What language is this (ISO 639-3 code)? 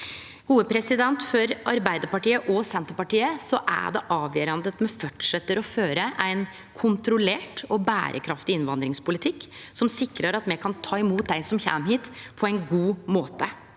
nor